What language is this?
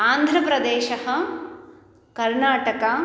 Sanskrit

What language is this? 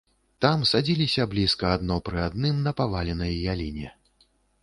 Belarusian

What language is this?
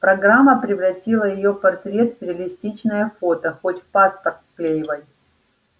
Russian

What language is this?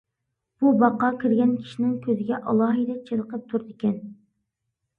Uyghur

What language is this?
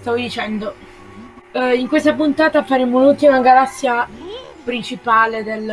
Italian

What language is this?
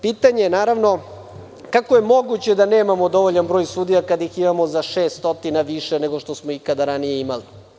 Serbian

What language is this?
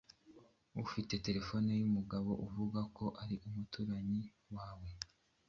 Kinyarwanda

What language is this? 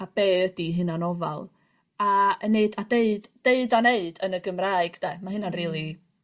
Welsh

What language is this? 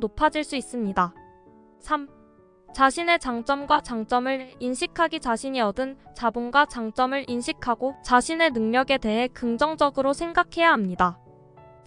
Korean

